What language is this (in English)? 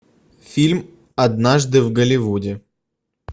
Russian